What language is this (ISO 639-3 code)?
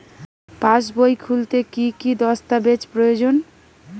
ben